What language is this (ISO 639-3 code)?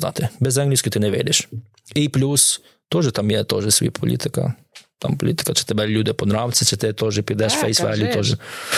ukr